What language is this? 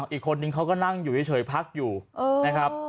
Thai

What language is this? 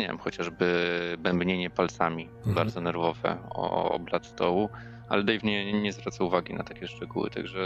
Polish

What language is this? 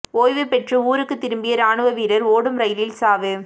Tamil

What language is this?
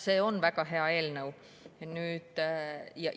Estonian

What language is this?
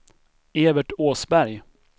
Swedish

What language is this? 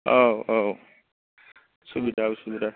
Bodo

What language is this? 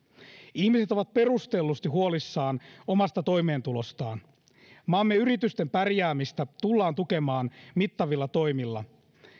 Finnish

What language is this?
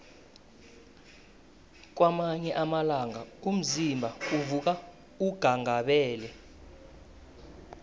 South Ndebele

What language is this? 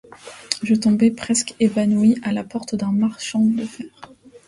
French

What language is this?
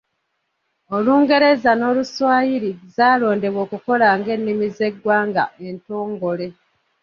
Ganda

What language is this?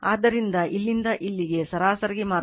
Kannada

